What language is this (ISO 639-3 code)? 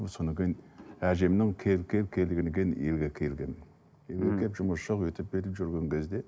kaz